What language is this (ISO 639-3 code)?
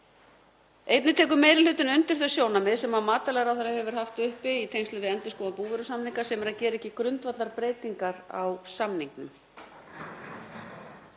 isl